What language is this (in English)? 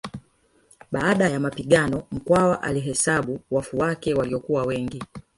Swahili